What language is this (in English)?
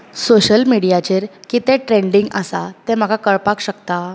Konkani